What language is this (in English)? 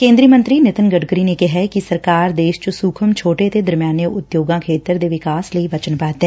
Punjabi